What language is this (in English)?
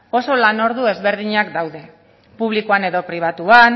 Basque